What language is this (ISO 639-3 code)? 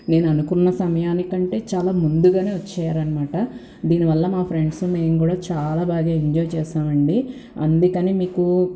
tel